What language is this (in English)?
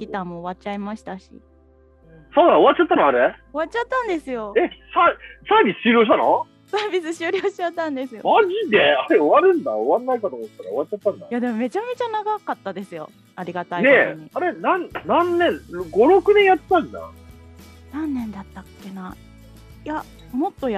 Japanese